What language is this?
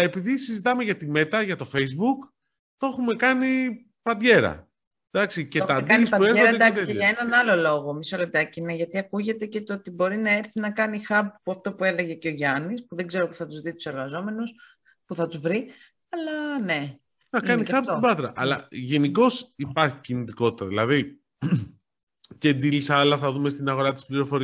Greek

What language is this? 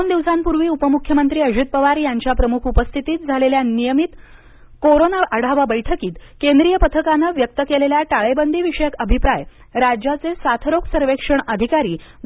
Marathi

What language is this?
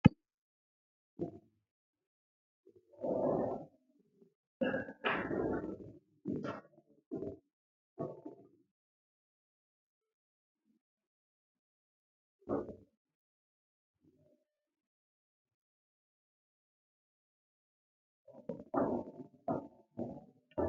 Tigrinya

